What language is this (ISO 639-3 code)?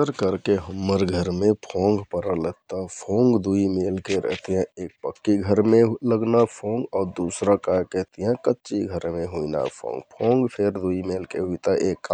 tkt